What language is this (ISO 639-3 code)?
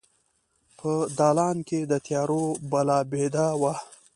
pus